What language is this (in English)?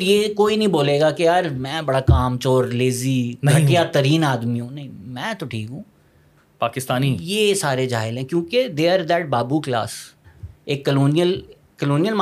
Urdu